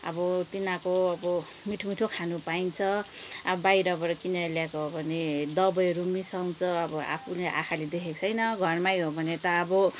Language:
Nepali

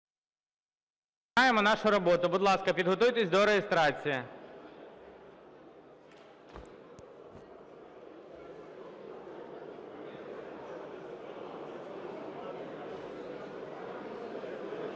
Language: Ukrainian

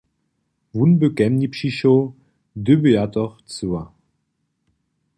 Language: Upper Sorbian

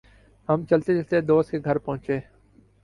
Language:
Urdu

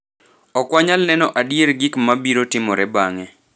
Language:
Luo (Kenya and Tanzania)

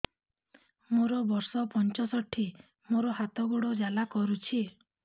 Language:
Odia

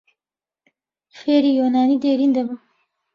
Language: Central Kurdish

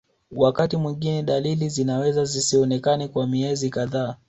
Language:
Swahili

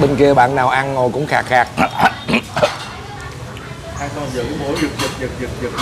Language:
Vietnamese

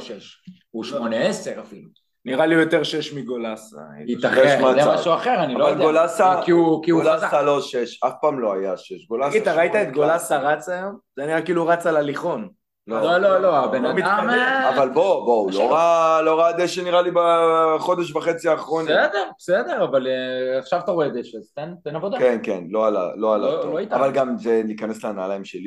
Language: Hebrew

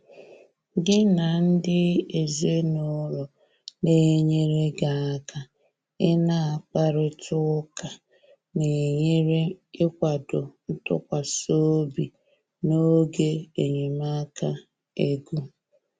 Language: Igbo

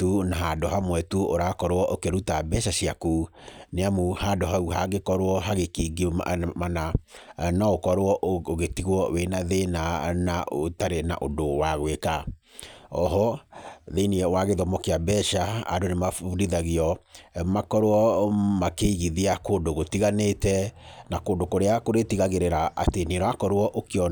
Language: Kikuyu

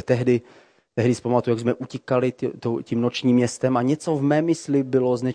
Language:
Czech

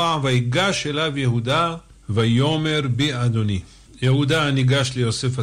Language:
Hebrew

